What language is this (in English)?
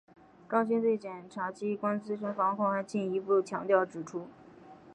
Chinese